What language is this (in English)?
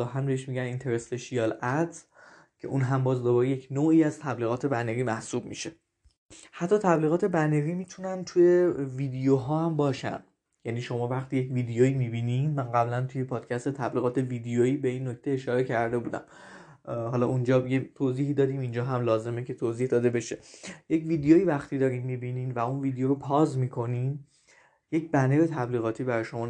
Persian